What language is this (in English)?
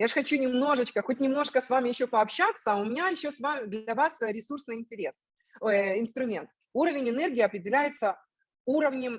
Russian